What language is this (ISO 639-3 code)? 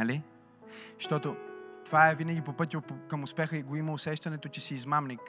bul